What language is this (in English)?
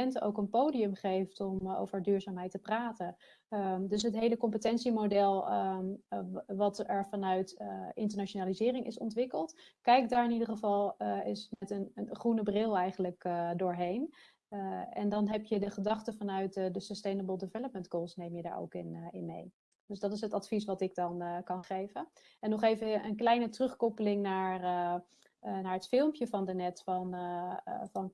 Dutch